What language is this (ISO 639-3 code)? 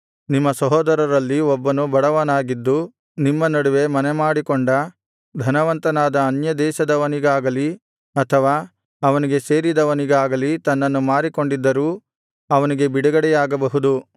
kan